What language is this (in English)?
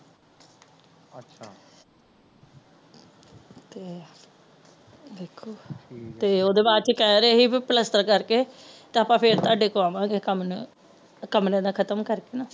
Punjabi